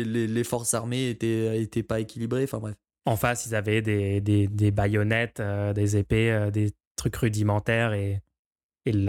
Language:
French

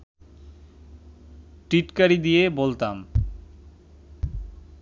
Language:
Bangla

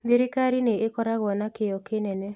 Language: Kikuyu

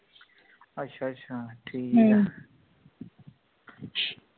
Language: Punjabi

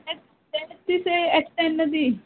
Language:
Konkani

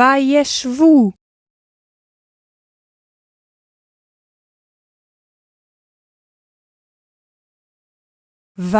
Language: Hebrew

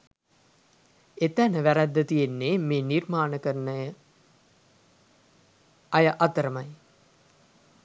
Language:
Sinhala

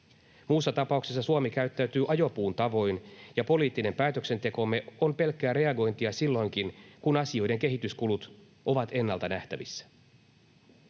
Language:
Finnish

